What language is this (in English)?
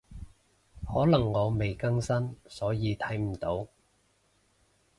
Cantonese